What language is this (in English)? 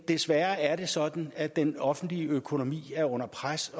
Danish